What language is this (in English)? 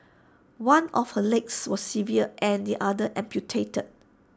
English